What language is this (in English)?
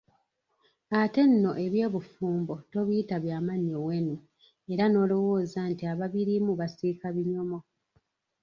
Ganda